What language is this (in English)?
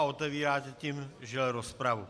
Czech